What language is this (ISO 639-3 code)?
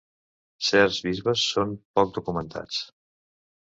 cat